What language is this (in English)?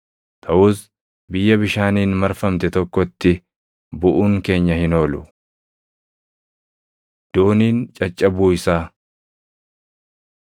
Oromo